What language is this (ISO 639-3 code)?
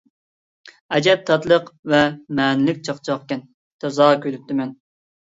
uig